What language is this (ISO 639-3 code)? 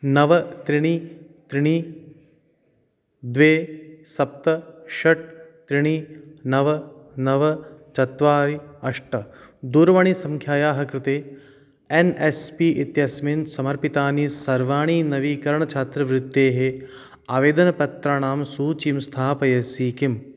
san